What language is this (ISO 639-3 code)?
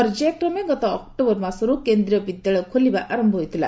ori